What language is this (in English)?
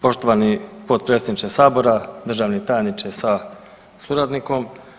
Croatian